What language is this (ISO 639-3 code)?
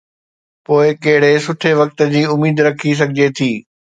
snd